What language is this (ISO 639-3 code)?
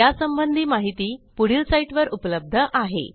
mar